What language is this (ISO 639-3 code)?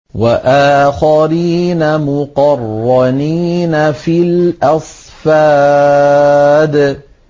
ara